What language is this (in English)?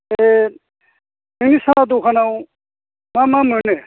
Bodo